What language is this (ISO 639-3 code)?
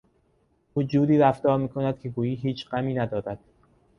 fas